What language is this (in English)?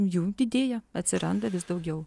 Lithuanian